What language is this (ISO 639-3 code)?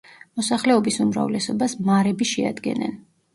kat